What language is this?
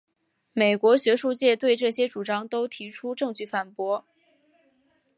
Chinese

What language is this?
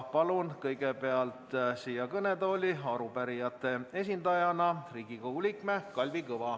Estonian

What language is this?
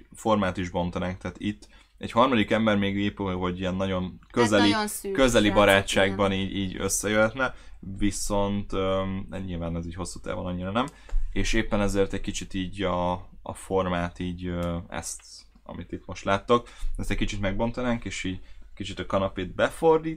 Hungarian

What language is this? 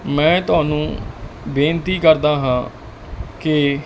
Punjabi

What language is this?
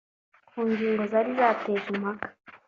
Kinyarwanda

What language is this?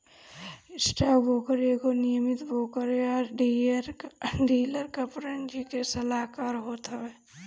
Bhojpuri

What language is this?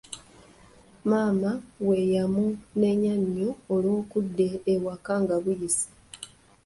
Ganda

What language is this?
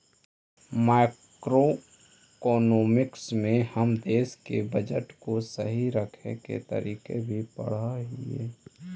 Magahi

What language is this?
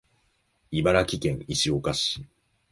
Japanese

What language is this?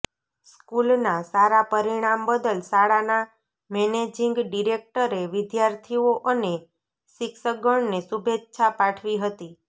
Gujarati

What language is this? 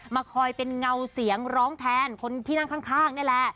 Thai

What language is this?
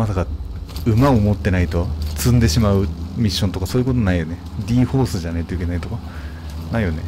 Japanese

